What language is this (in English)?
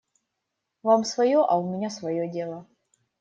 Russian